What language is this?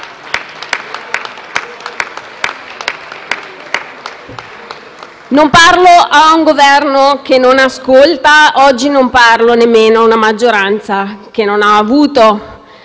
Italian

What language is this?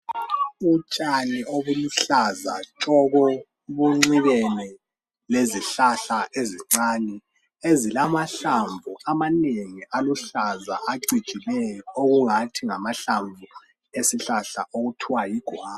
North Ndebele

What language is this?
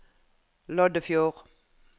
Norwegian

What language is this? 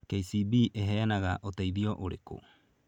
Kikuyu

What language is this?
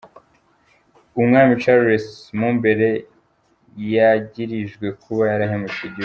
Kinyarwanda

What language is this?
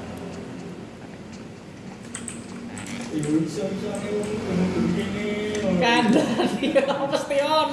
Indonesian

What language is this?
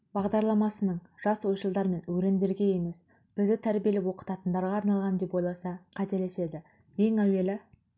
Kazakh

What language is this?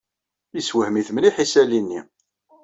Kabyle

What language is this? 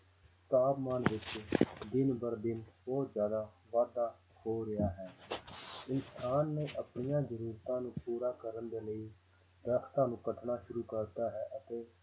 Punjabi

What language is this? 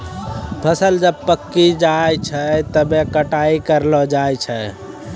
Maithili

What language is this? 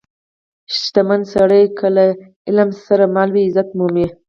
Pashto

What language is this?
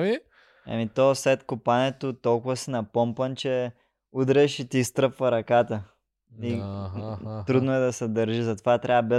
Bulgarian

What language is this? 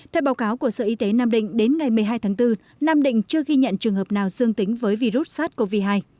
Vietnamese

